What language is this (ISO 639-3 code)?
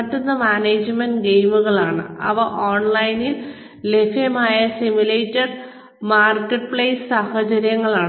mal